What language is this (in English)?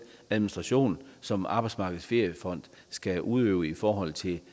Danish